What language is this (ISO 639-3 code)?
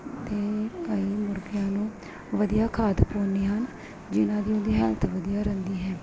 pan